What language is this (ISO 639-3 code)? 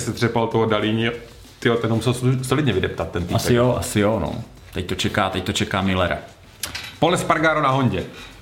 ces